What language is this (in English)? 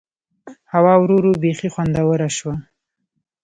Pashto